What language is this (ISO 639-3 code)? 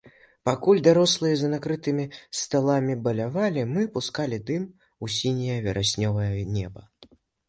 bel